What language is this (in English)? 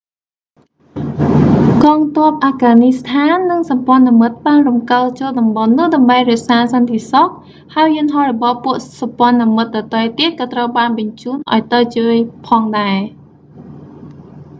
Khmer